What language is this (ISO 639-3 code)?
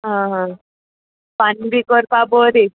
kok